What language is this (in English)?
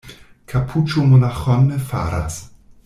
Esperanto